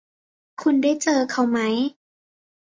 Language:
Thai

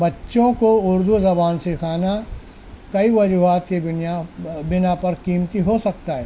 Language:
Urdu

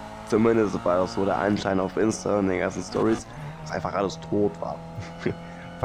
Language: German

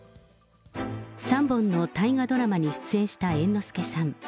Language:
Japanese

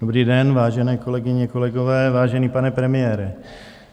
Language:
Czech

